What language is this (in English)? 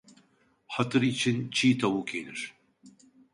Turkish